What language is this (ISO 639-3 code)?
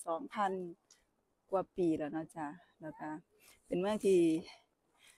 tha